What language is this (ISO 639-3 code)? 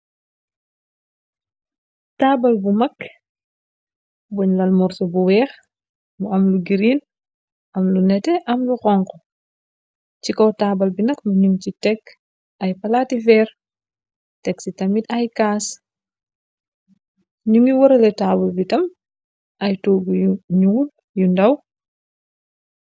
wol